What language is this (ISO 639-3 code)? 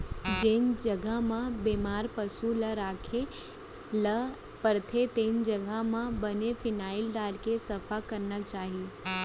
hne